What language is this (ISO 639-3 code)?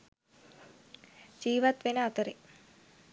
sin